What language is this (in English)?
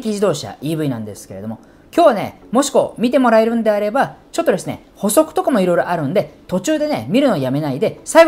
Japanese